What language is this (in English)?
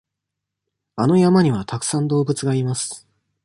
Japanese